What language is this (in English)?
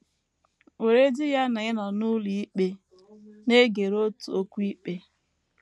Igbo